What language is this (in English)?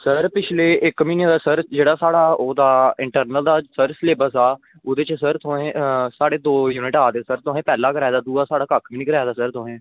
Dogri